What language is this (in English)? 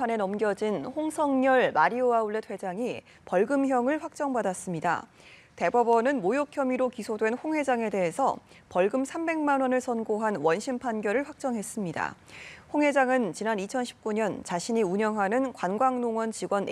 Korean